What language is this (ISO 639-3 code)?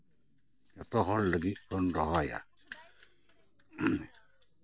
sat